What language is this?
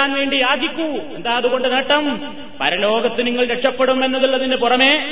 Malayalam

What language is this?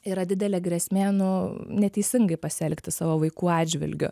Lithuanian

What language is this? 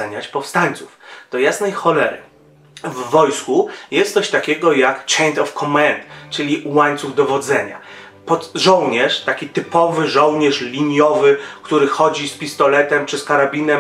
Polish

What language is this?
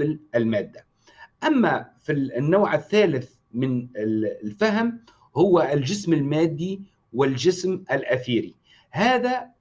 Arabic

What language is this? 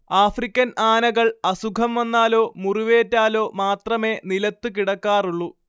Malayalam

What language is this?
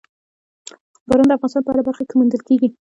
Pashto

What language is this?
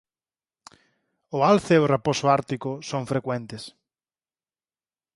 Galician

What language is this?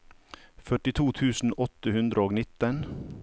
Norwegian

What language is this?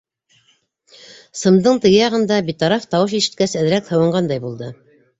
Bashkir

